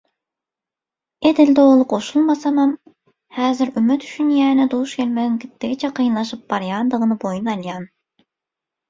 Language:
Turkmen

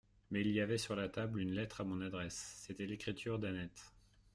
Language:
French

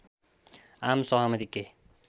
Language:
Nepali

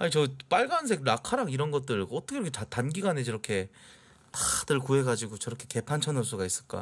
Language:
Korean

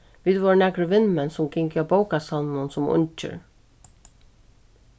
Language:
Faroese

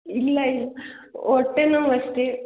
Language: Kannada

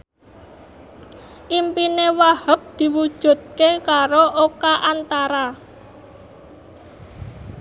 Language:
Javanese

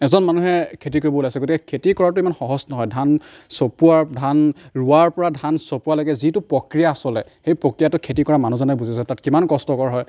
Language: Assamese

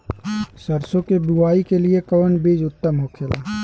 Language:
Bhojpuri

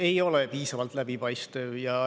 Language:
Estonian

